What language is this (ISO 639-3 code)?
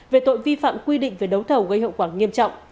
vie